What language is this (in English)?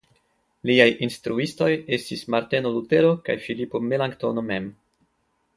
Esperanto